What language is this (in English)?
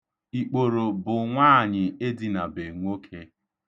Igbo